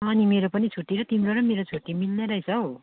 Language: Nepali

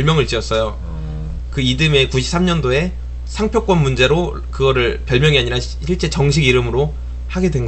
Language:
Korean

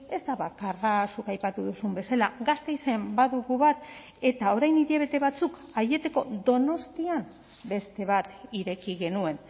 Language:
Basque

